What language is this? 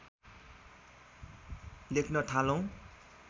Nepali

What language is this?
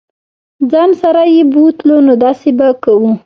Pashto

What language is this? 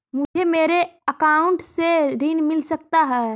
Magahi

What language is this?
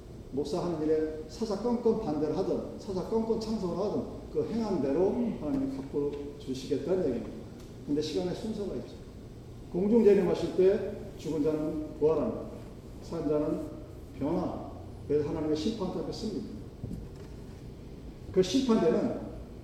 Korean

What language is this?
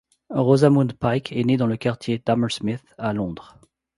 French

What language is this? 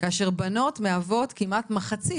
Hebrew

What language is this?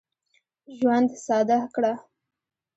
Pashto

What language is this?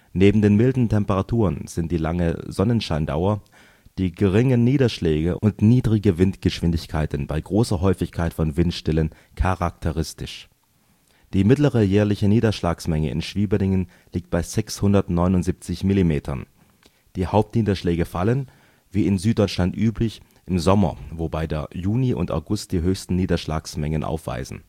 German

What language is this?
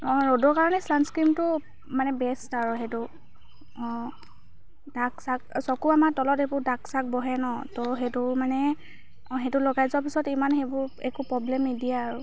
Assamese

